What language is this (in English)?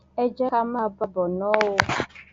Yoruba